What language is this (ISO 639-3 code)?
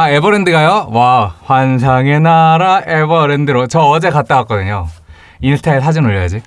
kor